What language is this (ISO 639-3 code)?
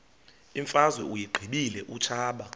xho